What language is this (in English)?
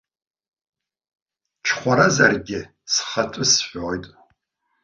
Abkhazian